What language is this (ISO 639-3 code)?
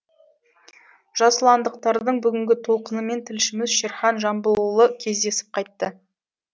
kaz